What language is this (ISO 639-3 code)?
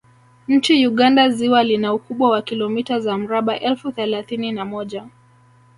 swa